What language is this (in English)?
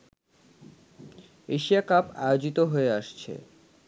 Bangla